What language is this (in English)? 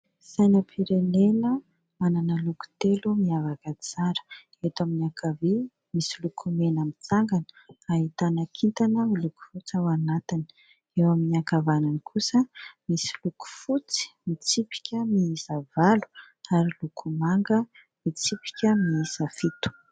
Malagasy